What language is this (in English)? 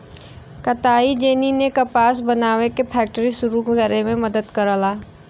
Bhojpuri